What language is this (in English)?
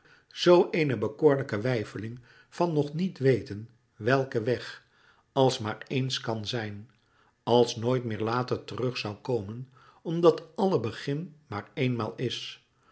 Dutch